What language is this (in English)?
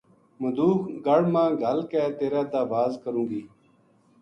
Gujari